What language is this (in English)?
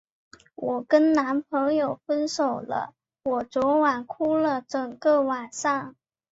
Chinese